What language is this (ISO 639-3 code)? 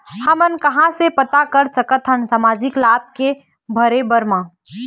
hne